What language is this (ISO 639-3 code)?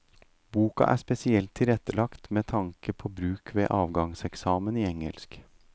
nor